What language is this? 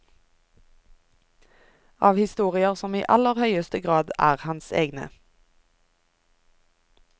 Norwegian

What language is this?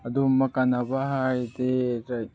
Manipuri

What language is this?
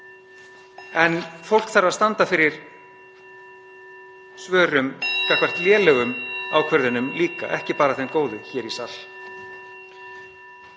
Icelandic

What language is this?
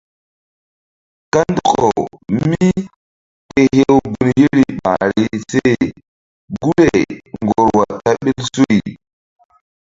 Mbum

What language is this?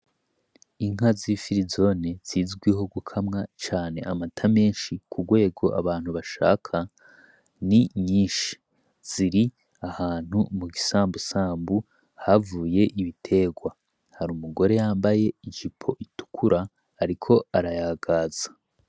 Rundi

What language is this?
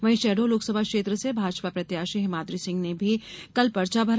Hindi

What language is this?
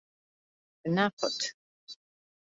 Georgian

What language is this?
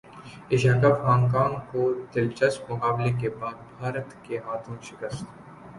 Urdu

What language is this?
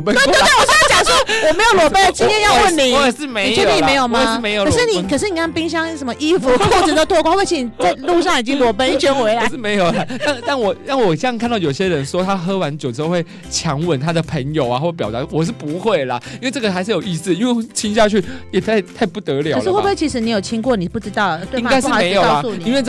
Chinese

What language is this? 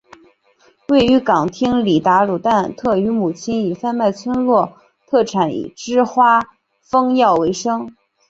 Chinese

